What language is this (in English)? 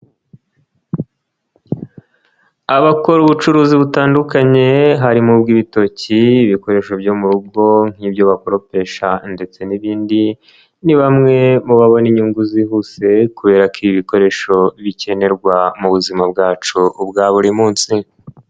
Kinyarwanda